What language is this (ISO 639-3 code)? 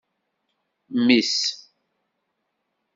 kab